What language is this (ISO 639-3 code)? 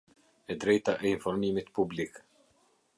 sqi